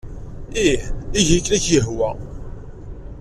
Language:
Kabyle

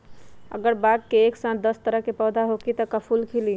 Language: Magahi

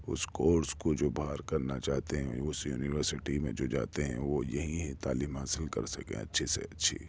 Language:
Urdu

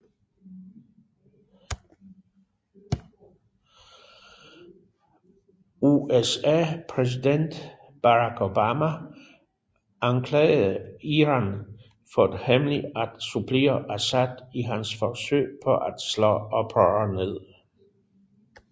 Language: Danish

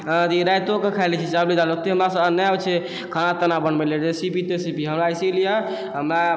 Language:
Maithili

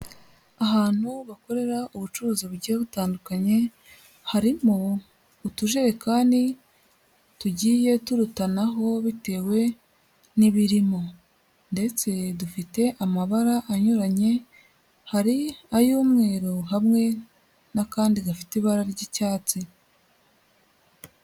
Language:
Kinyarwanda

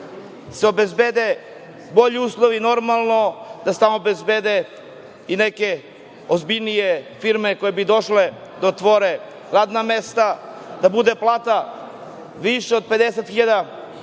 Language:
Serbian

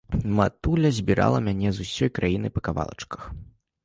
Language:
Belarusian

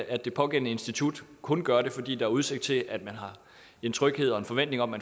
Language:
Danish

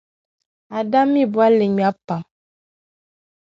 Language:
Dagbani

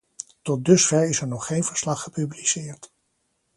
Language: Dutch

